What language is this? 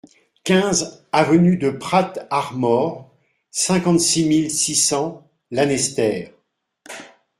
French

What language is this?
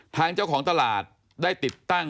Thai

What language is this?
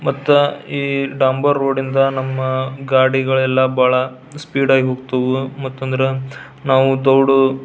Kannada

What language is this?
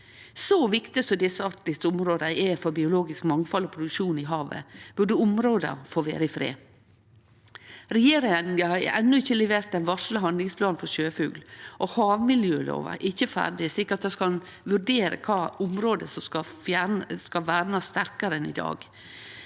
Norwegian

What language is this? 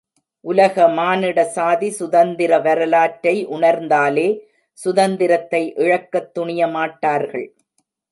Tamil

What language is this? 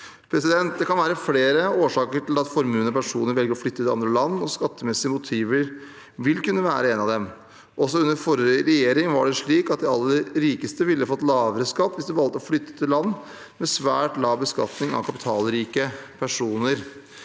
Norwegian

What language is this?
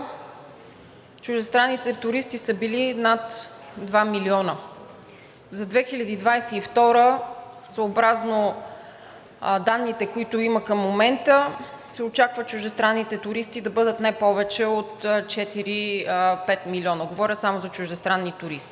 Bulgarian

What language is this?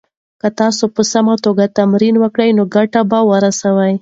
Pashto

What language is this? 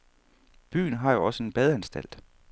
Danish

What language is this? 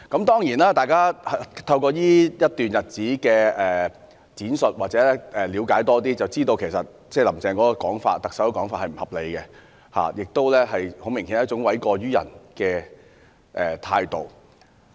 Cantonese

